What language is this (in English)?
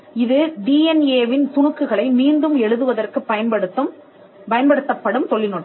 Tamil